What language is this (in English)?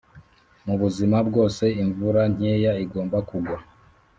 Kinyarwanda